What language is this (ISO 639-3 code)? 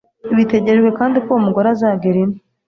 kin